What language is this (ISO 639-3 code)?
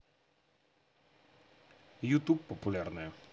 rus